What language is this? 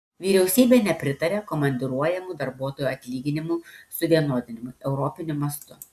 Lithuanian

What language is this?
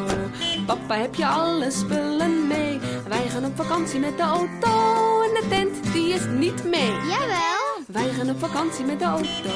Dutch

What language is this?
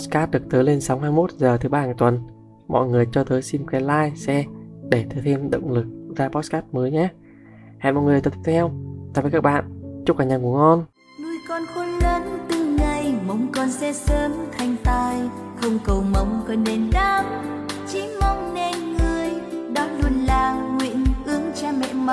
Vietnamese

